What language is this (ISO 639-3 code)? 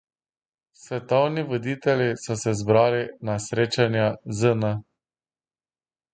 slv